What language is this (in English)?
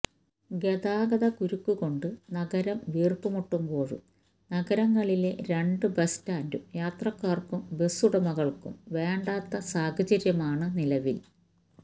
Malayalam